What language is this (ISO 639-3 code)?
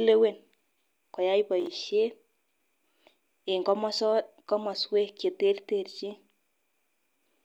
kln